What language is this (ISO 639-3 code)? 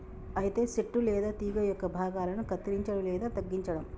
tel